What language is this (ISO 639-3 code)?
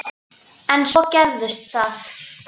isl